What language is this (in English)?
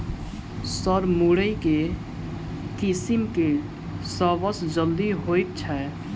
Maithili